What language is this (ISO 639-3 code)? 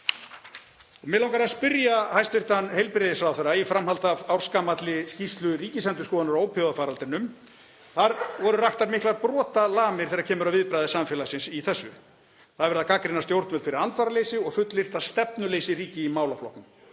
isl